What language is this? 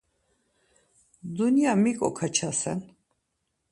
Laz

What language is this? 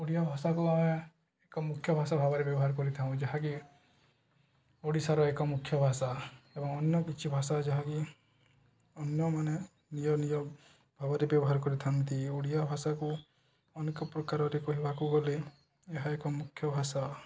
Odia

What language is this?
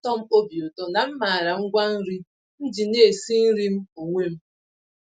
Igbo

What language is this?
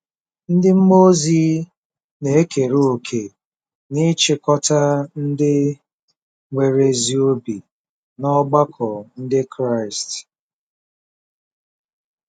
Igbo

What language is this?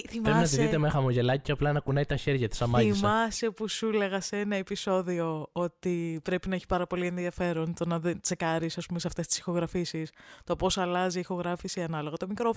Greek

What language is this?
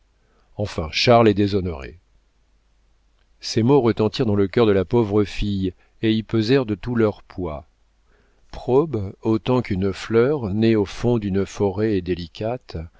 French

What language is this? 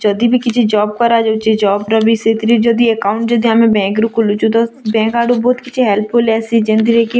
Odia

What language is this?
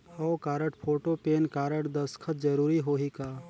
Chhattisgarhi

